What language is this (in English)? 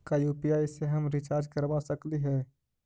Magahi